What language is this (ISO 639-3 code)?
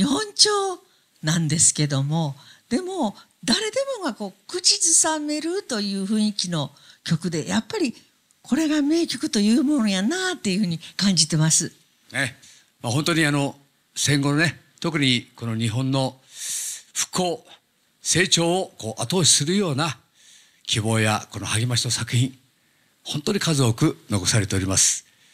jpn